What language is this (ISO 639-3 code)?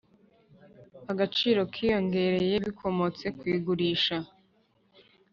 kin